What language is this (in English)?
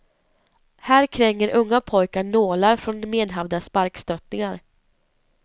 Swedish